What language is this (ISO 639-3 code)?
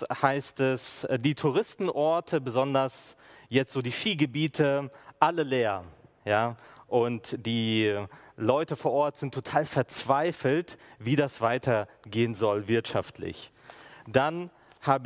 deu